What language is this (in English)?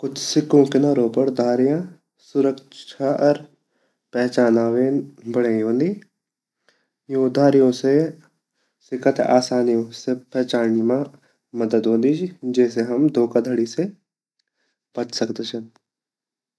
Garhwali